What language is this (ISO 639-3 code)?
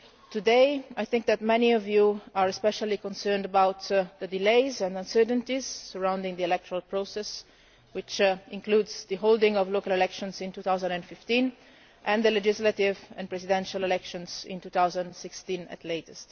eng